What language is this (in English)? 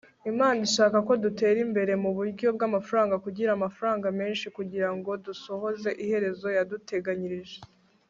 Kinyarwanda